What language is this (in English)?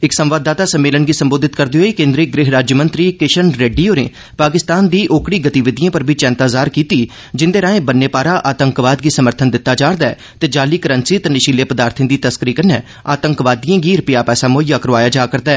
Dogri